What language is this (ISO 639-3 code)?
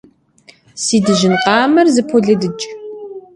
kbd